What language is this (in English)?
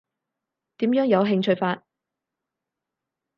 Cantonese